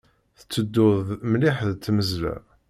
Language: Kabyle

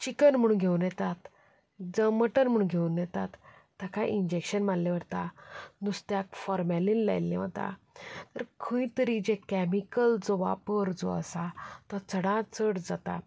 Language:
Konkani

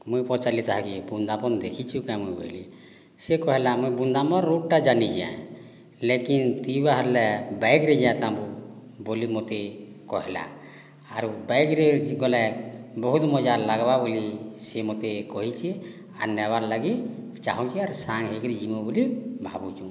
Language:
Odia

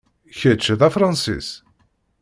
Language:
Kabyle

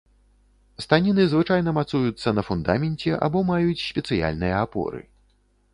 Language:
Belarusian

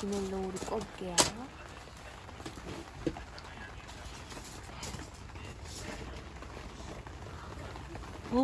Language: Korean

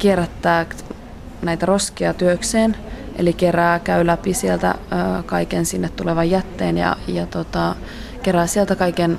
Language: Finnish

